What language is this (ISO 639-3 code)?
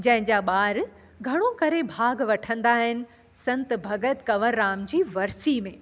snd